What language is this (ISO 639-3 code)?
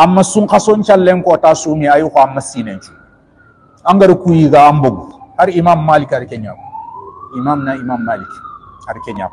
ind